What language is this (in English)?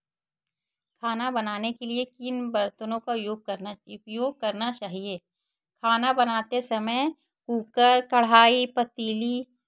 Hindi